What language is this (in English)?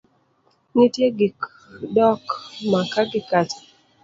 Luo (Kenya and Tanzania)